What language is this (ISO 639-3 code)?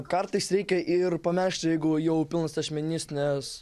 lit